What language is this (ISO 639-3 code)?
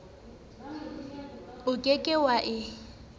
sot